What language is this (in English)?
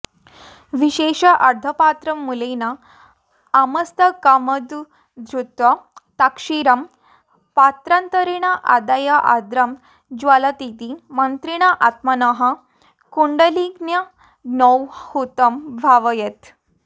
Sanskrit